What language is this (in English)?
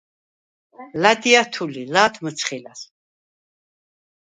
Svan